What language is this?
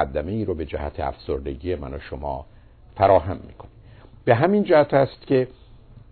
Persian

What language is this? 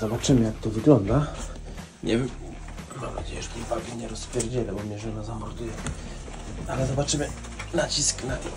Polish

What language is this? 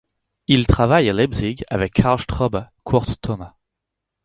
French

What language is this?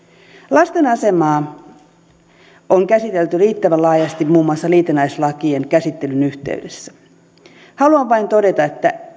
Finnish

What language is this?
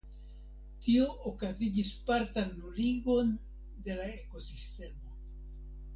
Esperanto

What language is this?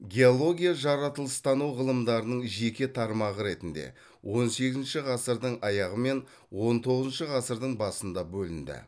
Kazakh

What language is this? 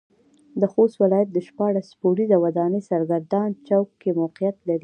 Pashto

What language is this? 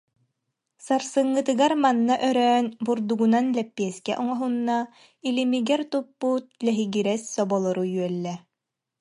Yakut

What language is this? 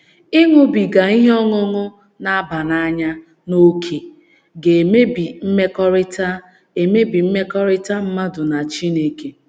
Igbo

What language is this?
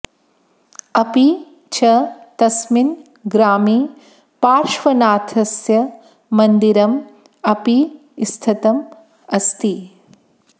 Sanskrit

